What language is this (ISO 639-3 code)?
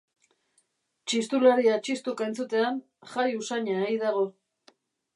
eus